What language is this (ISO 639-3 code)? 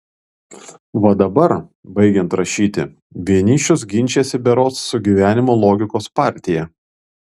lit